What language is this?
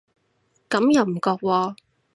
Cantonese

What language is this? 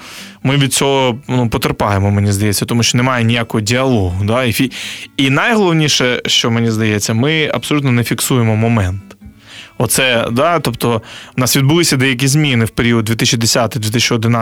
Ukrainian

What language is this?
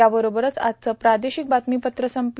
Marathi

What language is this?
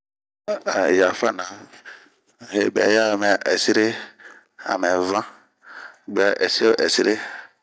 Bomu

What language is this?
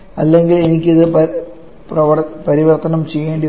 Malayalam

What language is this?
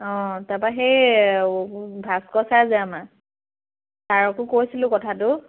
Assamese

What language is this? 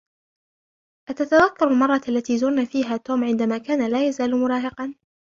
Arabic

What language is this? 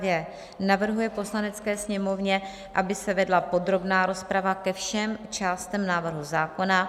Czech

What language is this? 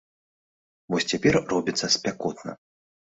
Belarusian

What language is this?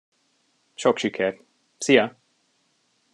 Hungarian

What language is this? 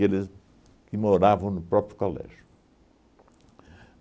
Portuguese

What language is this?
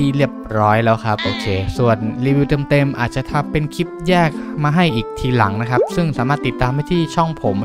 Thai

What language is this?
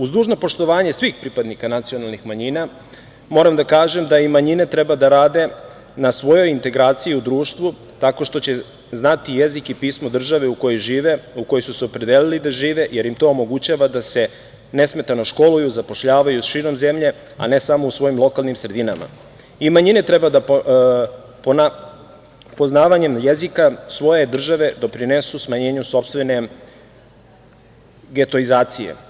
Serbian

